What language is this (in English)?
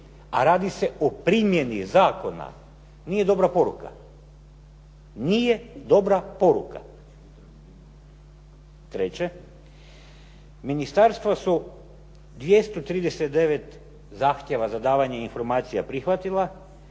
Croatian